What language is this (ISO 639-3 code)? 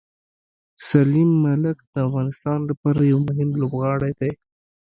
pus